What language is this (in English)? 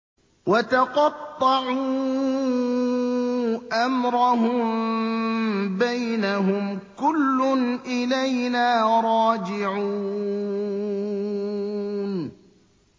Arabic